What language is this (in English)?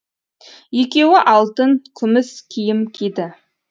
Kazakh